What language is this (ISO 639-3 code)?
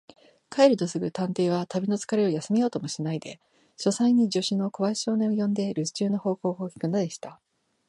jpn